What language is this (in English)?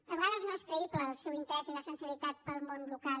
Catalan